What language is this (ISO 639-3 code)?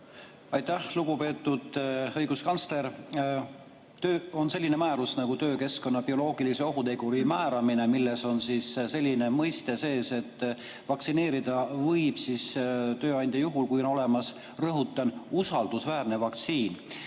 est